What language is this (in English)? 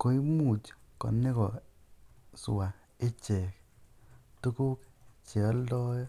Kalenjin